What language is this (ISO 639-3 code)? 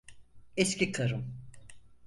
tur